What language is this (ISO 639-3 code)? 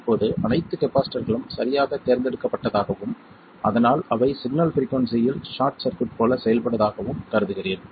tam